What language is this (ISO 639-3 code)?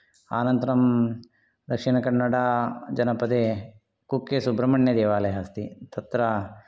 san